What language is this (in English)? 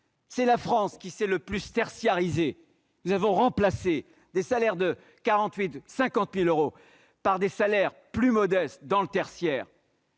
French